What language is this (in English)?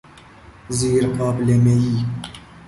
Persian